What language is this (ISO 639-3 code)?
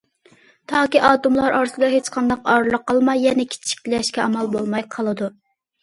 uig